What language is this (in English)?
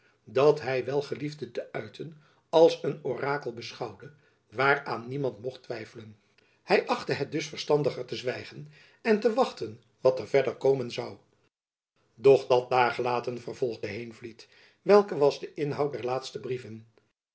Dutch